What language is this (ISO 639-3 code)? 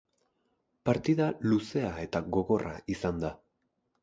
eus